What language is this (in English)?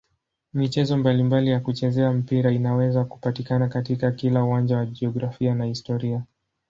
Swahili